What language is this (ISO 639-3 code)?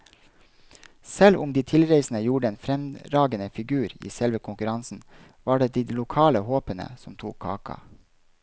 nor